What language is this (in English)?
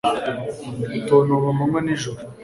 Kinyarwanda